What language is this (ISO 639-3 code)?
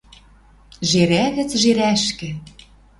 mrj